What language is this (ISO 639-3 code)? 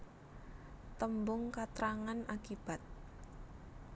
jav